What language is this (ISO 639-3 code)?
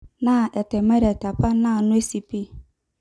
mas